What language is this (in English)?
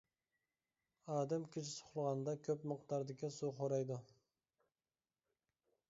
Uyghur